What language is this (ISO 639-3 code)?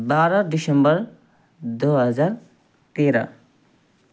nep